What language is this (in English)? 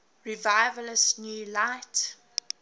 English